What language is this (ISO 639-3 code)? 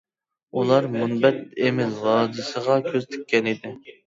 uig